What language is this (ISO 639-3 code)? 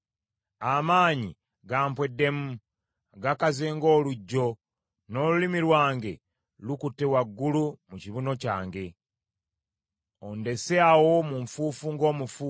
lug